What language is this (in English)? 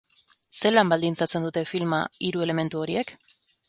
Basque